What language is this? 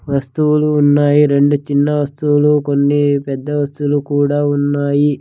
Telugu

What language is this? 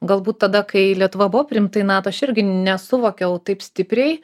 Lithuanian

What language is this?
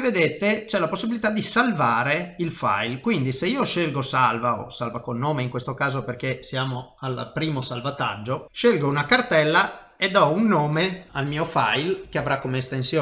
Italian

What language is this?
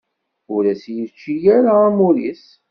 Kabyle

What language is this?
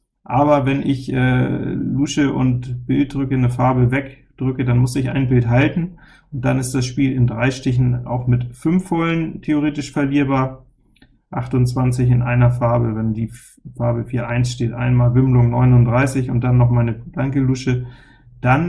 German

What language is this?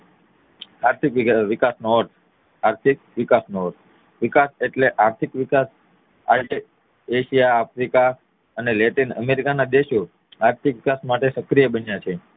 Gujarati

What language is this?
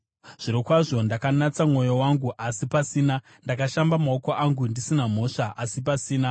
Shona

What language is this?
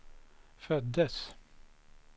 Swedish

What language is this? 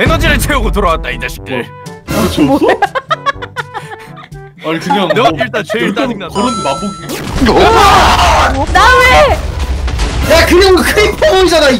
Korean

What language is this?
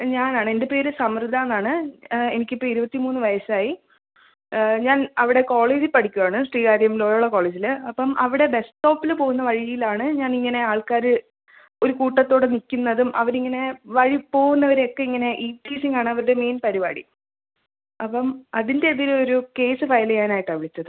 Malayalam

